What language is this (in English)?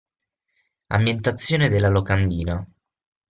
Italian